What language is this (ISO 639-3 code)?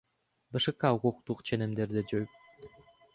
kir